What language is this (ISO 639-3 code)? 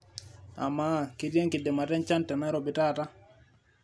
mas